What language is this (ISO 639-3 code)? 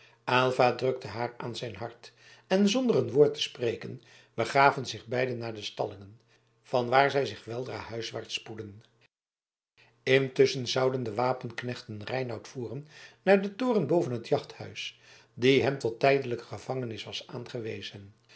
nld